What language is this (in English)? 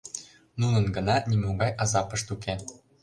Mari